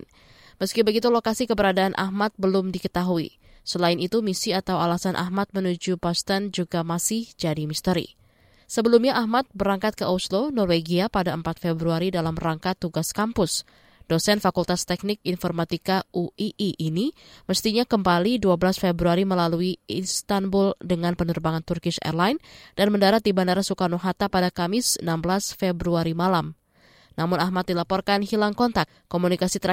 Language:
Indonesian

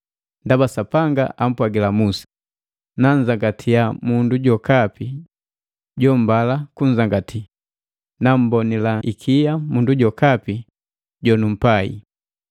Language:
Matengo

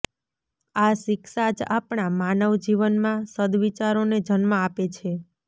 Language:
Gujarati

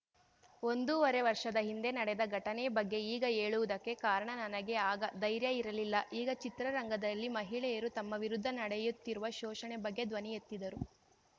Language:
Kannada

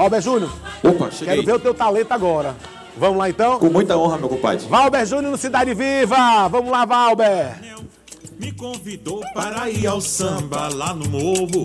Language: Portuguese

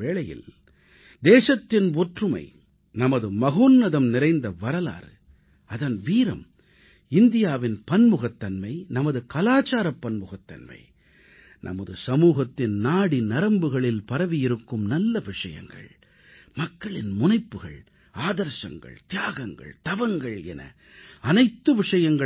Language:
Tamil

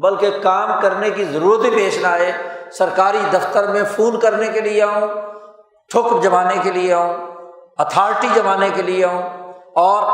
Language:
Urdu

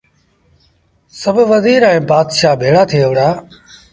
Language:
Sindhi Bhil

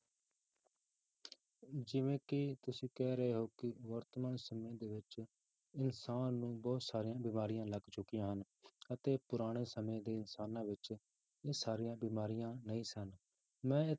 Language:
Punjabi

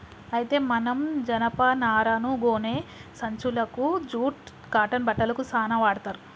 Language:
Telugu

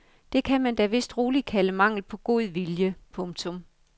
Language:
Danish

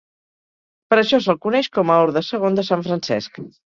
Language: Catalan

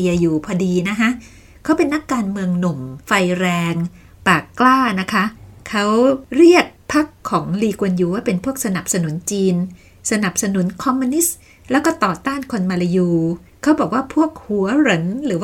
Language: Thai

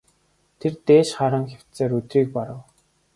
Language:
Mongolian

